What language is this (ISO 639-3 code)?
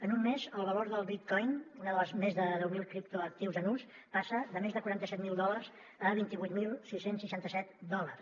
cat